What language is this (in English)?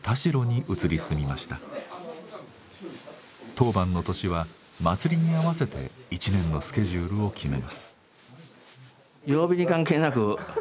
Japanese